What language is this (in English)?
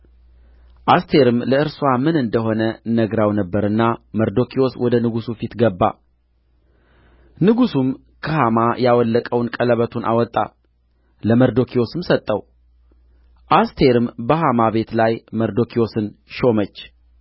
Amharic